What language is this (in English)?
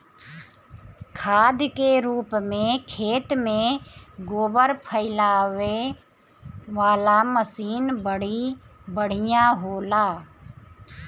Bhojpuri